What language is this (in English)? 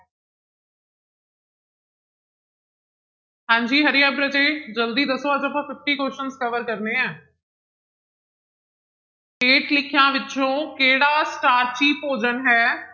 Punjabi